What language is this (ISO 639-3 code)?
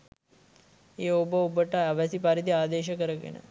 sin